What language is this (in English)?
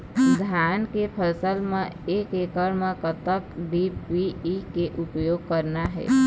Chhattisgarhi